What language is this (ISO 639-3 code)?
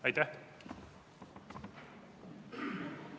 est